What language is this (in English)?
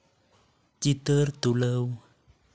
Santali